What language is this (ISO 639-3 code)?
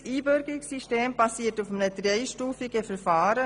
gsw